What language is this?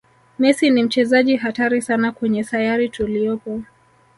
Swahili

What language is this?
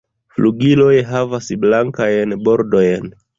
Esperanto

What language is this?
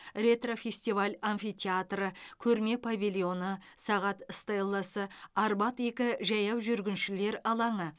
Kazakh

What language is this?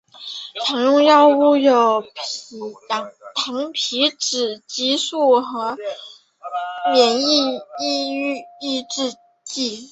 Chinese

